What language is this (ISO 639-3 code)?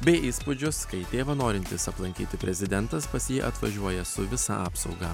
lit